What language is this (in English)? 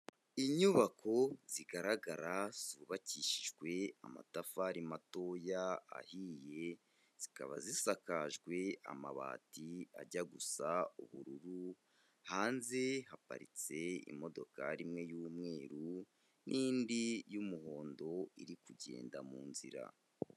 Kinyarwanda